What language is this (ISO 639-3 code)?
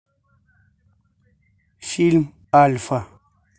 rus